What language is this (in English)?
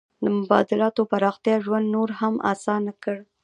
Pashto